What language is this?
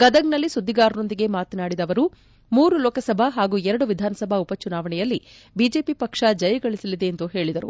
Kannada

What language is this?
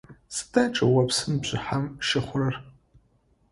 Adyghe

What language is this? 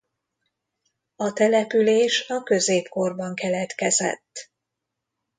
Hungarian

